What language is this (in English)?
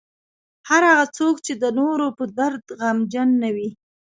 Pashto